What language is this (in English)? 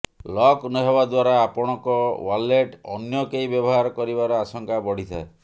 Odia